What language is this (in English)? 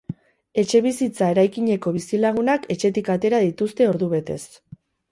Basque